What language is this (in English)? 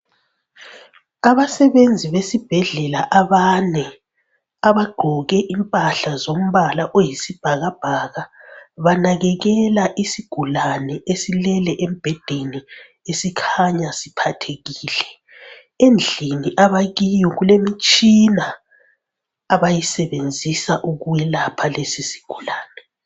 North Ndebele